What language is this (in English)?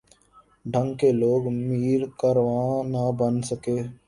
Urdu